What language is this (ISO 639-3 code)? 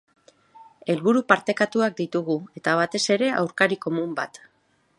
eus